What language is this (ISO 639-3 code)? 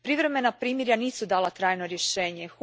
hrv